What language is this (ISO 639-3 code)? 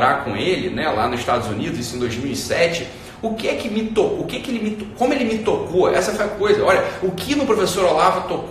por